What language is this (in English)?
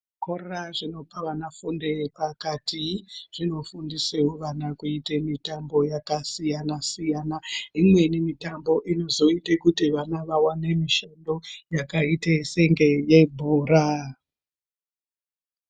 Ndau